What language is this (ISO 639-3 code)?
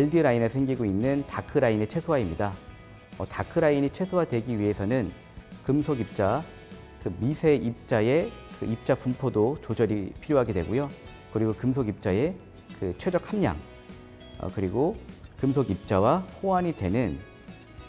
kor